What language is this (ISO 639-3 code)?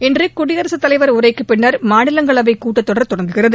tam